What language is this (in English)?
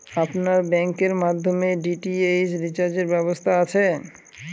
Bangla